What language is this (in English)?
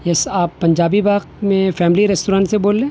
Urdu